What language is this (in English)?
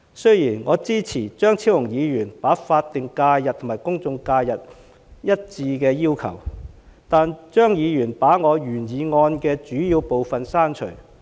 Cantonese